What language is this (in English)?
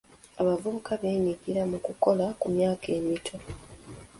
Ganda